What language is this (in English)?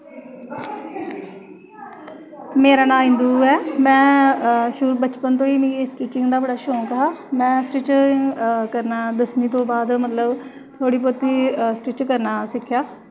Dogri